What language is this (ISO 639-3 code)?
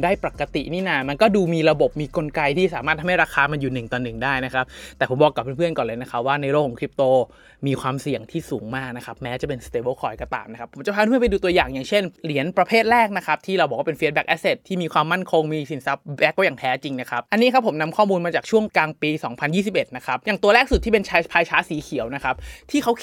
tha